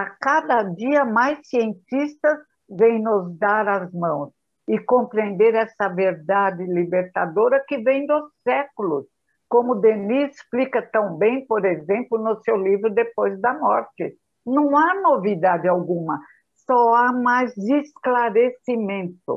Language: Portuguese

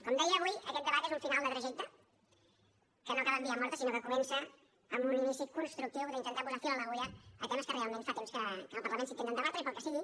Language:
Catalan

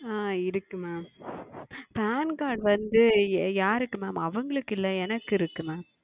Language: Tamil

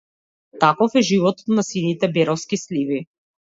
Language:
Macedonian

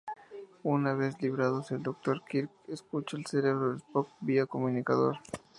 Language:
Spanish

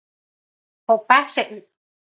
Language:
Guarani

